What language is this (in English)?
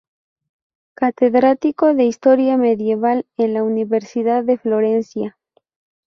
Spanish